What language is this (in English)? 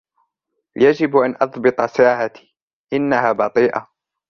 Arabic